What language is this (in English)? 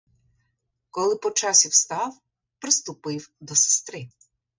Ukrainian